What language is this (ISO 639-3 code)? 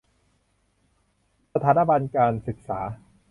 tha